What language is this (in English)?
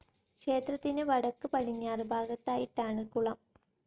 Malayalam